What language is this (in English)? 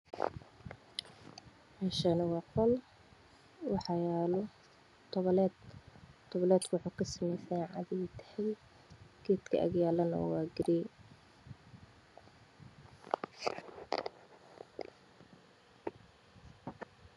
Somali